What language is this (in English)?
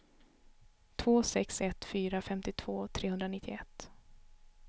Swedish